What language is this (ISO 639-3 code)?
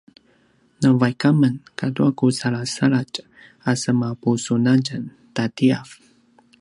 pwn